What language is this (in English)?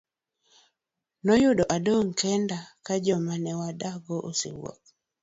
Luo (Kenya and Tanzania)